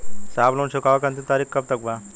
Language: Bhojpuri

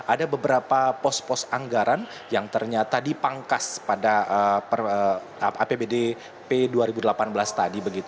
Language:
Indonesian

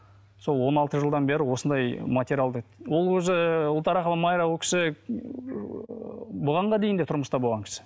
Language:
Kazakh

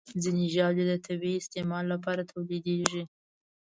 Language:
Pashto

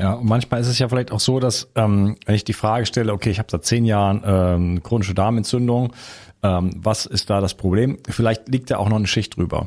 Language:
German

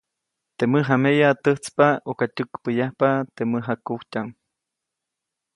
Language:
Copainalá Zoque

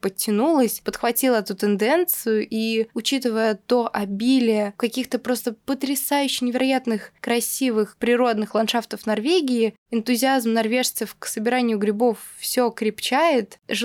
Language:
Russian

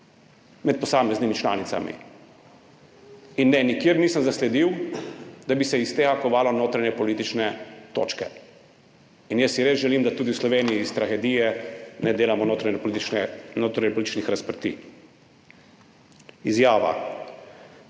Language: Slovenian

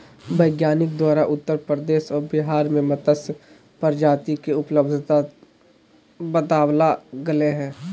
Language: Magahi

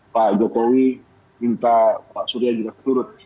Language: Indonesian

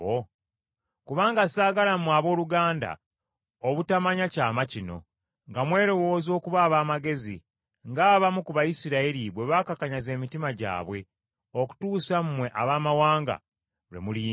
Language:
Ganda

